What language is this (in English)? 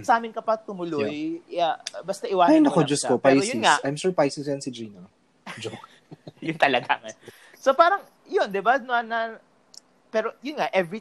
Filipino